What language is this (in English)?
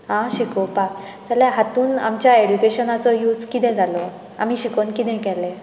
Konkani